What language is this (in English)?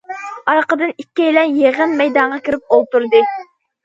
Uyghur